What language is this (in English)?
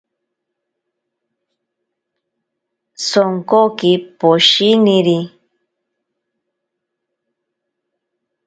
Ashéninka Perené